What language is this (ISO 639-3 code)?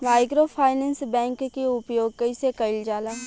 bho